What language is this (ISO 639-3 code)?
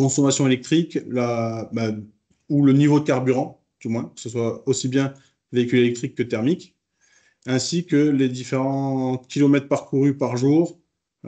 fra